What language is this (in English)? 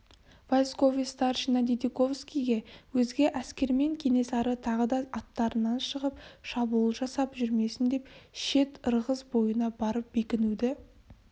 Kazakh